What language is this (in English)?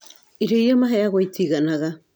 Kikuyu